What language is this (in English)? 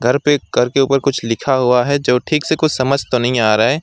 Hindi